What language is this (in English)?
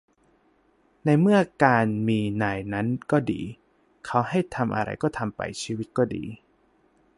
Thai